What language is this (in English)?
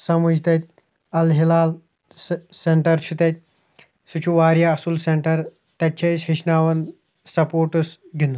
Kashmiri